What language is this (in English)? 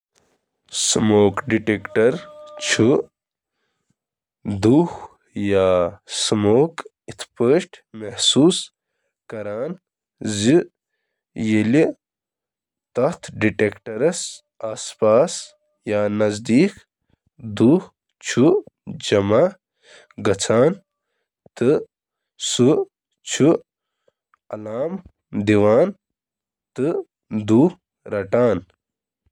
Kashmiri